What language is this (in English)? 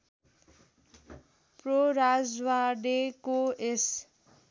Nepali